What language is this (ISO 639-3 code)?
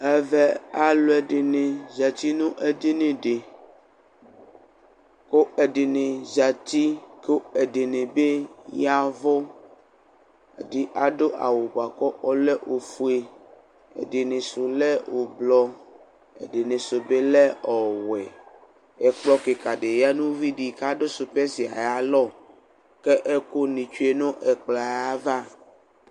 kpo